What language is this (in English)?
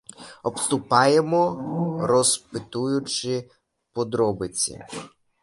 Ukrainian